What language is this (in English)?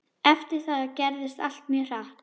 Icelandic